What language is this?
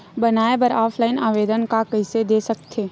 Chhattisgarhi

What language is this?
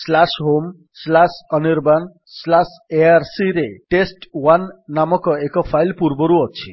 Odia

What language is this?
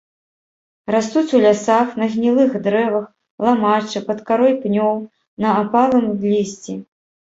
Belarusian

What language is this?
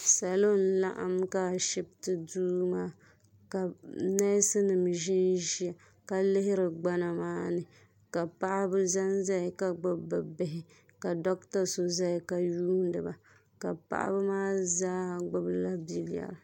Dagbani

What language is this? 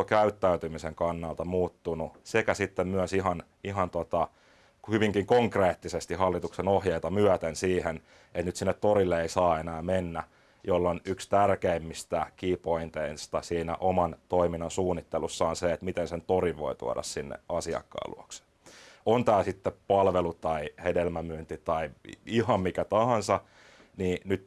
Finnish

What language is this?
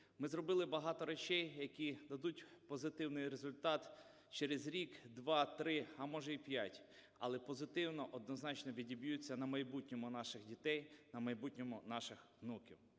Ukrainian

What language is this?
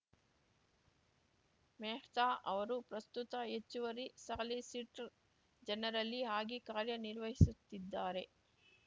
Kannada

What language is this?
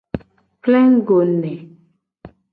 Gen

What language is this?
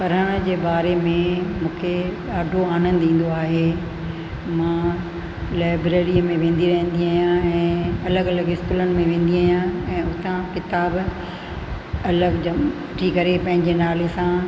Sindhi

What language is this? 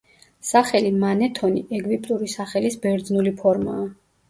Georgian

